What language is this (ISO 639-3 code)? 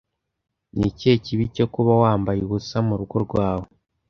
kin